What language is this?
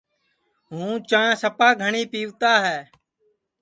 Sansi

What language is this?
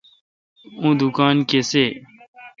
Kalkoti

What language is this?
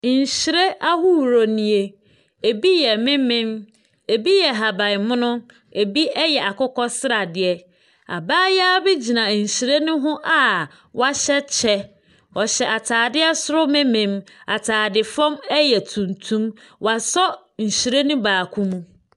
Akan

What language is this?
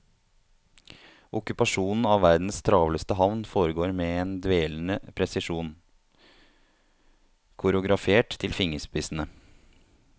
Norwegian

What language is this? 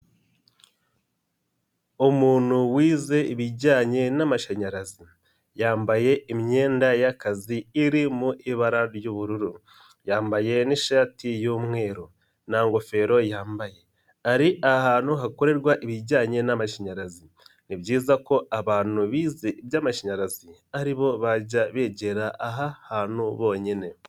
Kinyarwanda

